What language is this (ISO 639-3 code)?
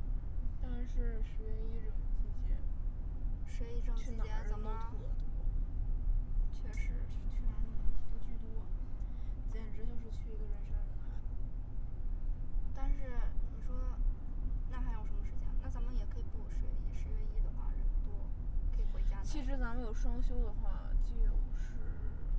zho